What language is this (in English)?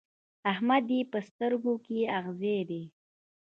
Pashto